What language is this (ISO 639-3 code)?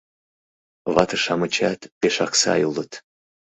chm